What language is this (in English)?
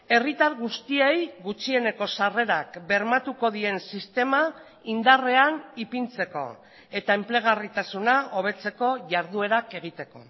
Basque